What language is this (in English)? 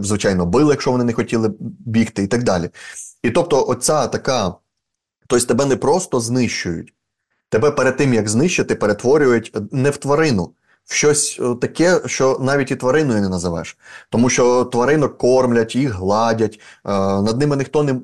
Ukrainian